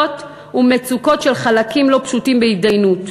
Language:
Hebrew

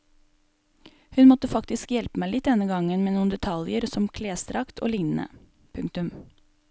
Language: Norwegian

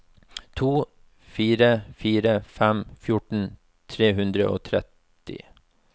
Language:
Norwegian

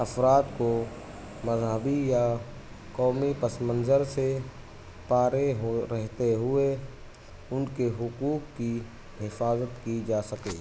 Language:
Urdu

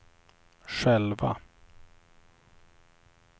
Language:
Swedish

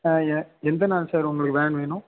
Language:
Tamil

